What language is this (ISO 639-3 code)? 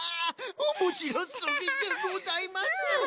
jpn